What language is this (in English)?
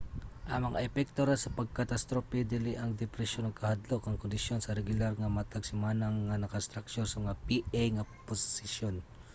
Cebuano